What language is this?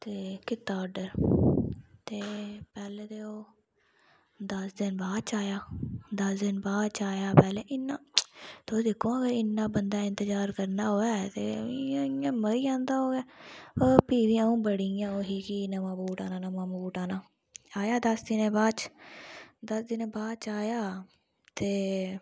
Dogri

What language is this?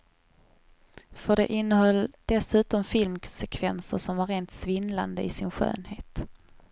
Swedish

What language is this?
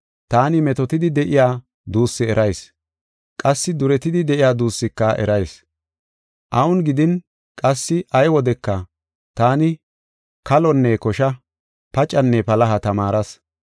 Gofa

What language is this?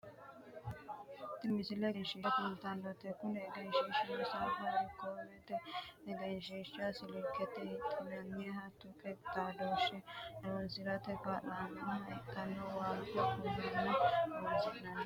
Sidamo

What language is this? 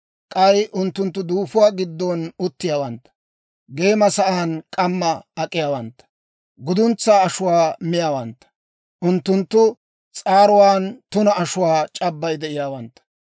Dawro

